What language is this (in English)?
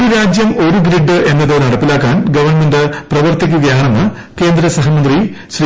Malayalam